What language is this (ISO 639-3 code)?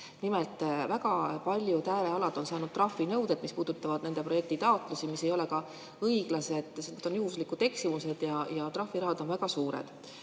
est